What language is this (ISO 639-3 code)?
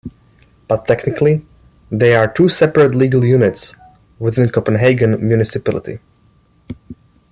eng